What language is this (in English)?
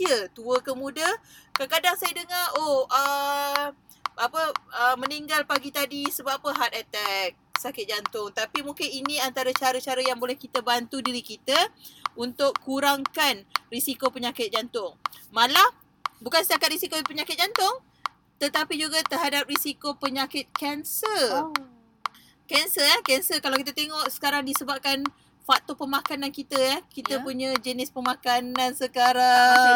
Malay